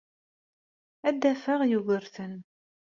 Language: Kabyle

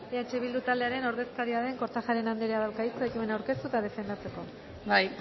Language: Basque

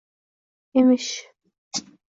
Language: Uzbek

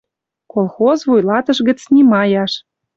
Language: Western Mari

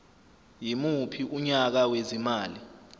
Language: Zulu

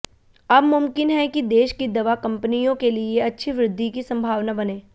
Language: Hindi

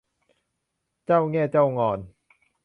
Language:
Thai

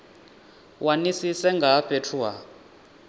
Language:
Venda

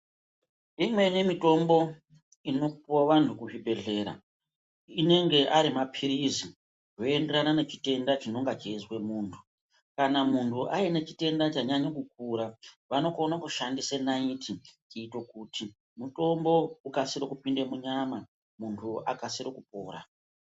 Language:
Ndau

